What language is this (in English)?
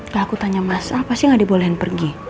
Indonesian